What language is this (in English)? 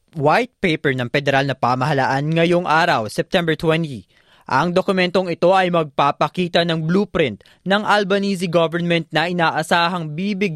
Filipino